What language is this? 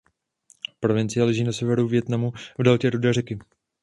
Czech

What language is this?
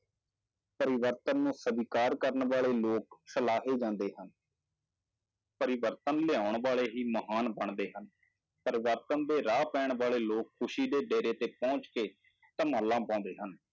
Punjabi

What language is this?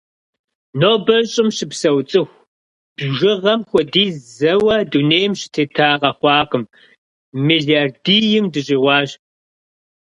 Kabardian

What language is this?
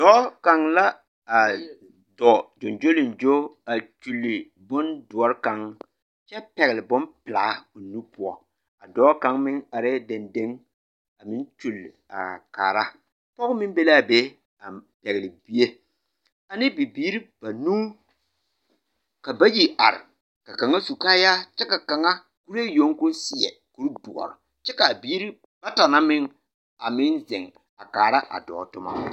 Southern Dagaare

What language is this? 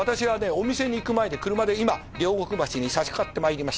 Japanese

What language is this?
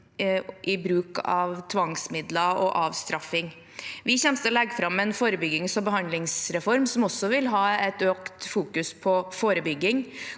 Norwegian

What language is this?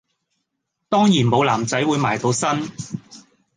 Cantonese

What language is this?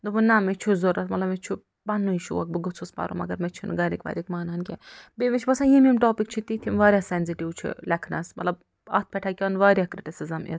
Kashmiri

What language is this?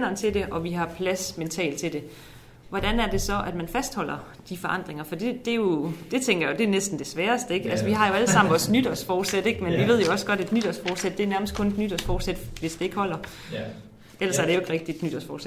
Danish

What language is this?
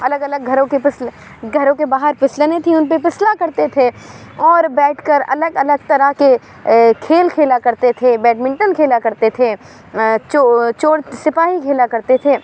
Urdu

